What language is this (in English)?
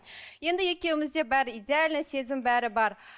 Kazakh